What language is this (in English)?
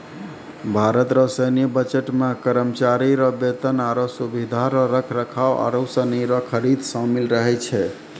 Maithili